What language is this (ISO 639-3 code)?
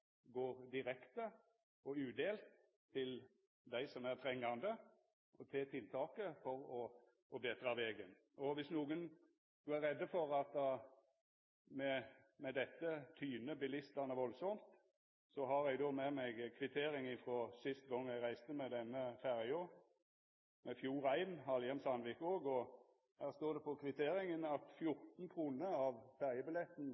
nno